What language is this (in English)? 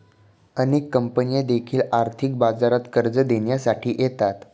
Marathi